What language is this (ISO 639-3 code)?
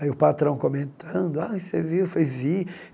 por